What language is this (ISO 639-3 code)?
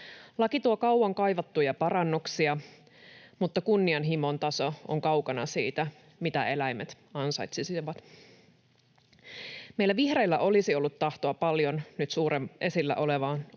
fin